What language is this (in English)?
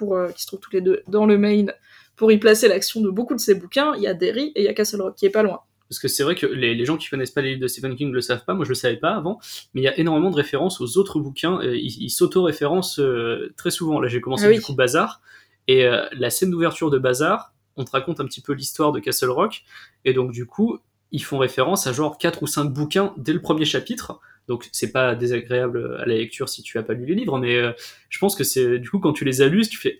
French